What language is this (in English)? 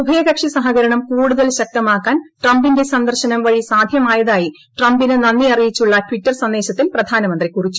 Malayalam